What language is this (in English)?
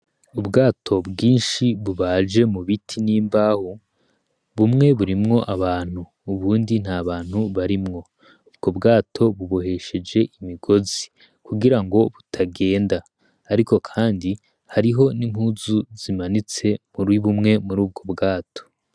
Rundi